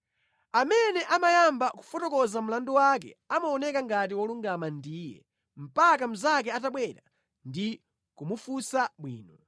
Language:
Nyanja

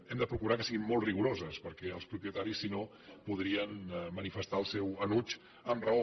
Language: Catalan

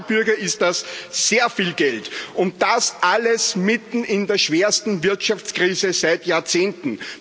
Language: German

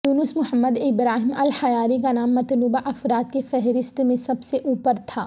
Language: Urdu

